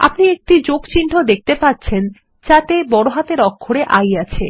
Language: Bangla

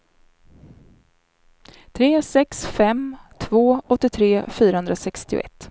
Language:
Swedish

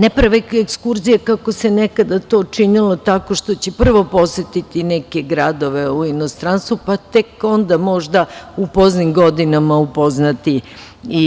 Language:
Serbian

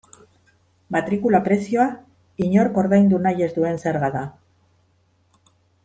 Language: Basque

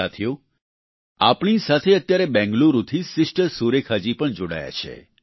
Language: Gujarati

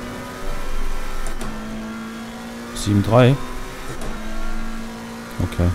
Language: German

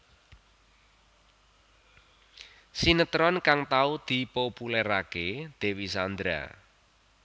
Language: Javanese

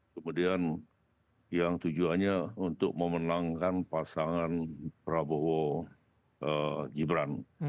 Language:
Indonesian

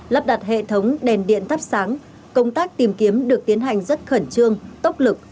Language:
Vietnamese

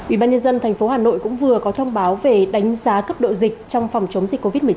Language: Vietnamese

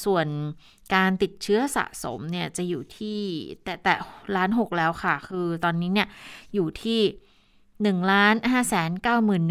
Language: Thai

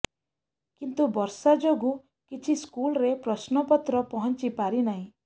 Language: Odia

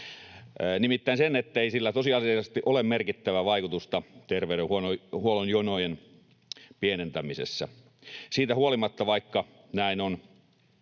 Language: Finnish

